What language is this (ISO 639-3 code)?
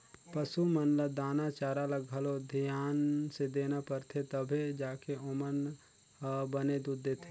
hne